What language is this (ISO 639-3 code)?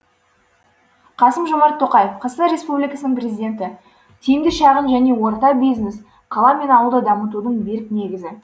kaz